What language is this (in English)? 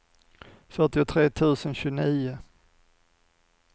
Swedish